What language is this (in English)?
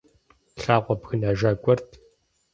Kabardian